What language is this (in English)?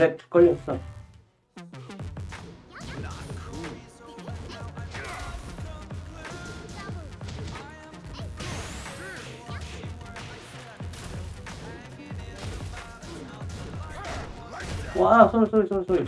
Korean